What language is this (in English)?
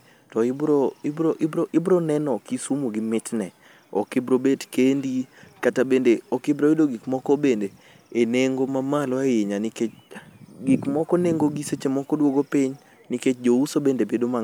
Luo (Kenya and Tanzania)